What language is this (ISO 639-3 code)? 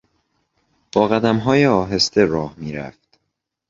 fas